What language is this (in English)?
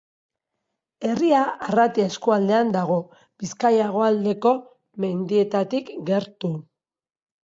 Basque